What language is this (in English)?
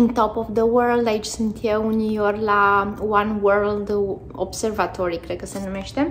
Romanian